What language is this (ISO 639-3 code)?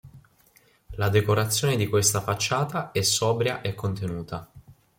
ita